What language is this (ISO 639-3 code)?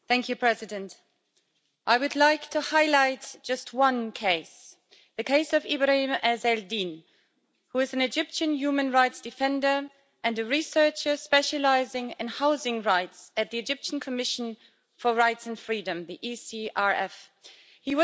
eng